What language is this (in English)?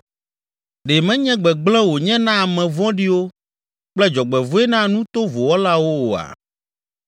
Ewe